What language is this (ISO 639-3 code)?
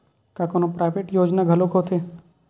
hne